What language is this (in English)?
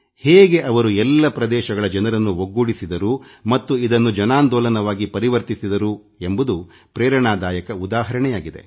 Kannada